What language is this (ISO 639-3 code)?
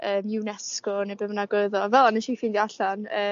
cym